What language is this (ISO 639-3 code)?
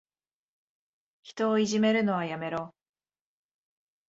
jpn